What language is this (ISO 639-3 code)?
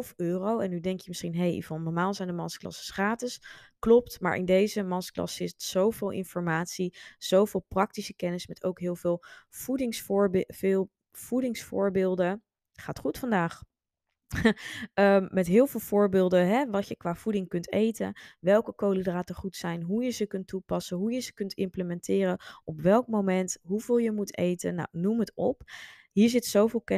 nld